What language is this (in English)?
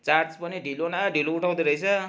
Nepali